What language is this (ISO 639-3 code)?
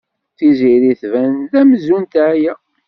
kab